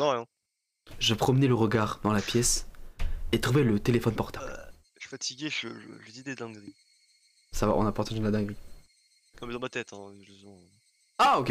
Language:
French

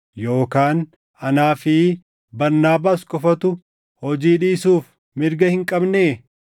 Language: Oromo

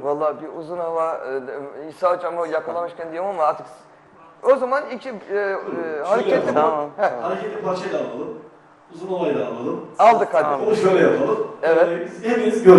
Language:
Turkish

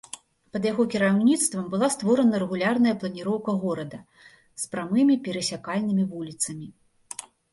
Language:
Belarusian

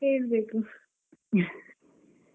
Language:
Kannada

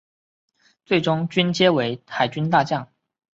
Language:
Chinese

